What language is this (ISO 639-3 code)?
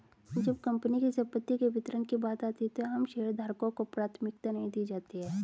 hin